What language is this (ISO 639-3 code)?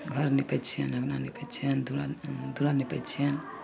mai